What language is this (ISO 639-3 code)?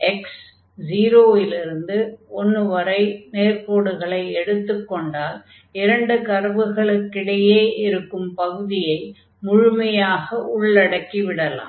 tam